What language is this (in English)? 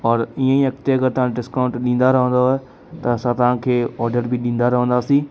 Sindhi